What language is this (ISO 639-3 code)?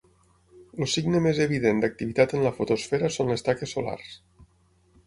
cat